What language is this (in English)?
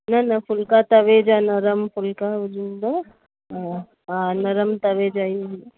Sindhi